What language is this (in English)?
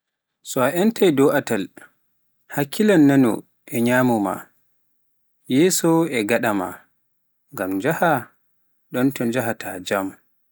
Pular